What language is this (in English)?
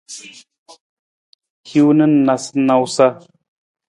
Nawdm